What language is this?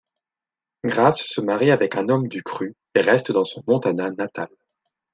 French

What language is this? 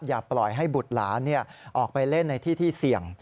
Thai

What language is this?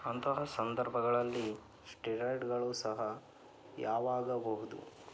Kannada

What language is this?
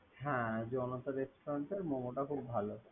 Bangla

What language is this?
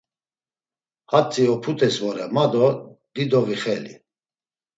Laz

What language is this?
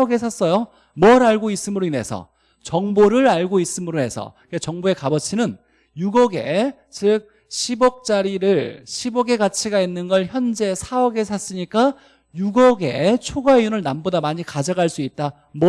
Korean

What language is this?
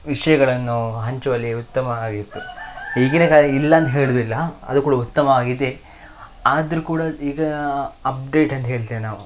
Kannada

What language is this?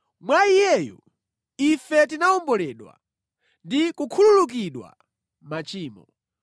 Nyanja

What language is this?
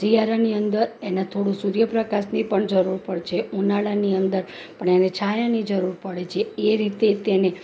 Gujarati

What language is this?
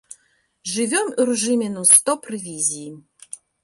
Belarusian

